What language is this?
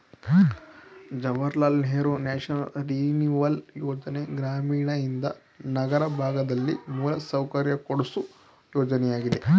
Kannada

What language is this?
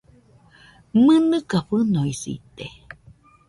Nüpode Huitoto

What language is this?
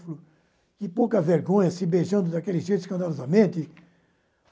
Portuguese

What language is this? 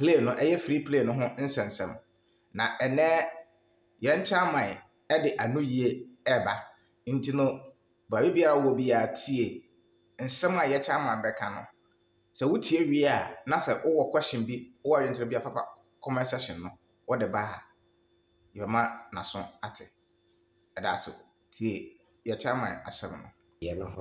Thai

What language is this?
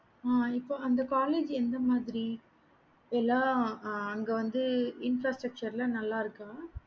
Tamil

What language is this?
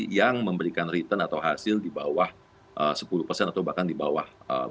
Indonesian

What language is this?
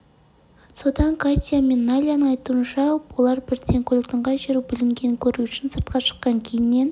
Kazakh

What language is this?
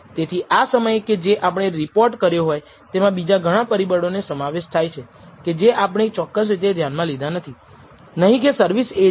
Gujarati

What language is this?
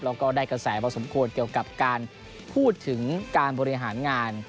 Thai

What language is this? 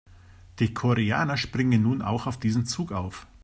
German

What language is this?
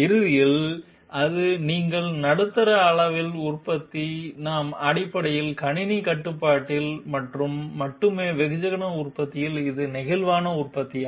Tamil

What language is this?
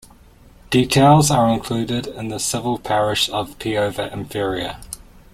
English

